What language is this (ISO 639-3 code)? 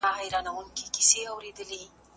pus